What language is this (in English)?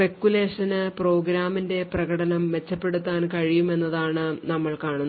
Malayalam